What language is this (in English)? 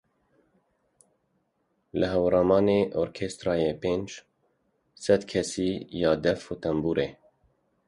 Kurdish